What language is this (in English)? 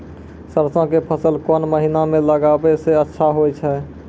Maithili